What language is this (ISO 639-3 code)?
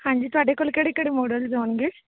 pan